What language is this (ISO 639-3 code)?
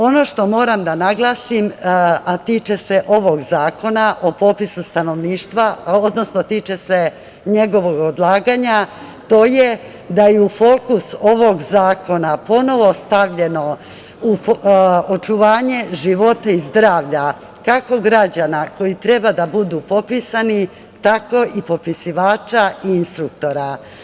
srp